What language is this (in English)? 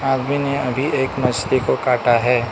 Hindi